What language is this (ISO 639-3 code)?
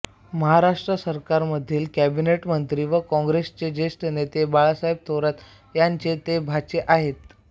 mar